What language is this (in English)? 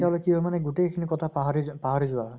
Assamese